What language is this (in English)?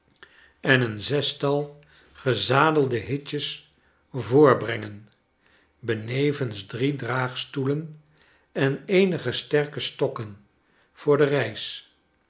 Dutch